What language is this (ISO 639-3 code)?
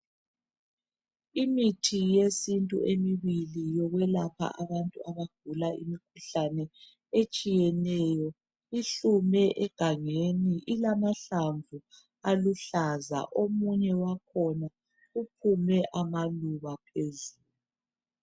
nde